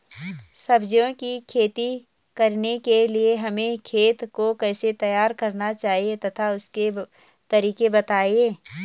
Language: Hindi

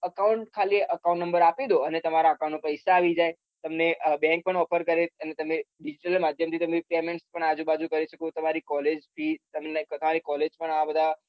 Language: Gujarati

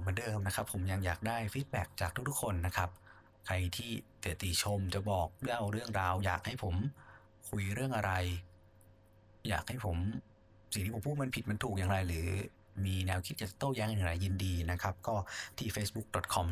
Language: Thai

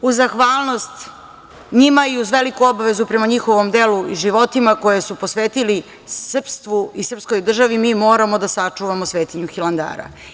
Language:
Serbian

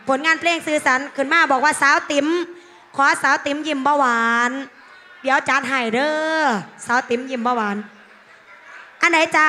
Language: Thai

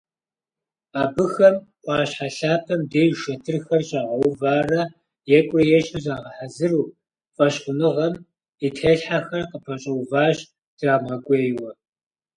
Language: Kabardian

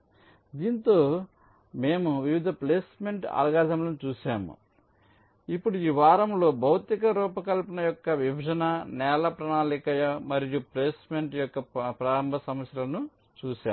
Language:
Telugu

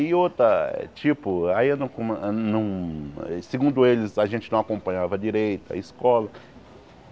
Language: Portuguese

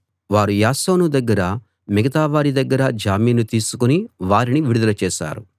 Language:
Telugu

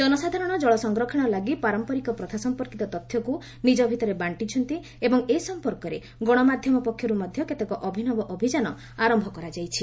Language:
Odia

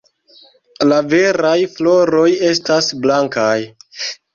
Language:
Esperanto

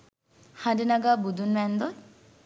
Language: Sinhala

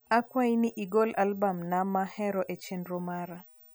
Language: Luo (Kenya and Tanzania)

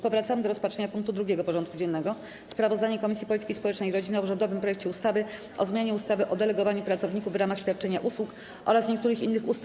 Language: Polish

